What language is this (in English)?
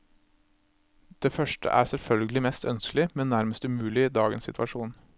Norwegian